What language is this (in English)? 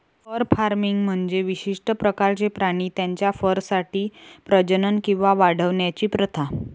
Marathi